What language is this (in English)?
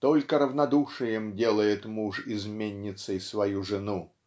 Russian